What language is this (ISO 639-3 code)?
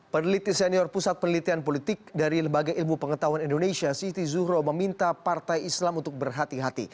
ind